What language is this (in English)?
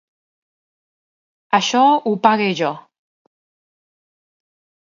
Catalan